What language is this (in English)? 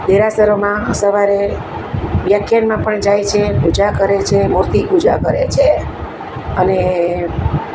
Gujarati